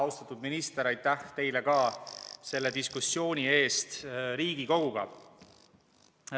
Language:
Estonian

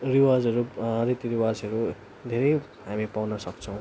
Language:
Nepali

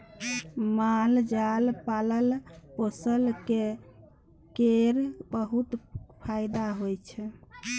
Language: Maithili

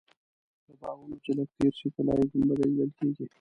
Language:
Pashto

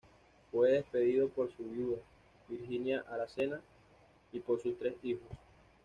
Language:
Spanish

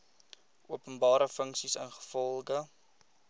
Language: Afrikaans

